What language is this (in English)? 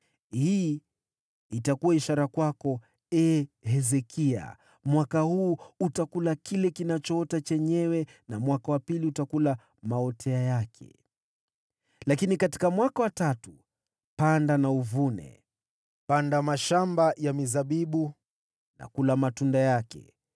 Swahili